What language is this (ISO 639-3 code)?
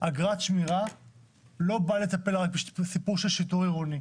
heb